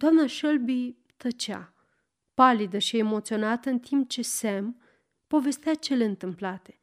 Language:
Romanian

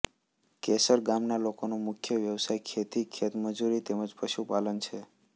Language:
Gujarati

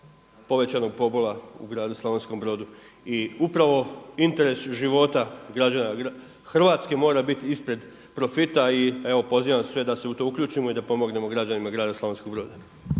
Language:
Croatian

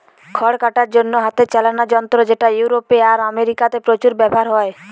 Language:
Bangla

